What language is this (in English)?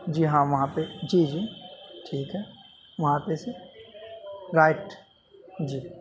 Urdu